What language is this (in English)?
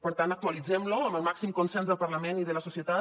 Catalan